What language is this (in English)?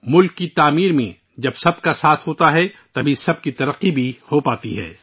Urdu